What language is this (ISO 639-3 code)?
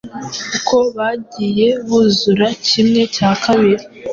kin